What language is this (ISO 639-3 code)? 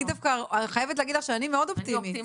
heb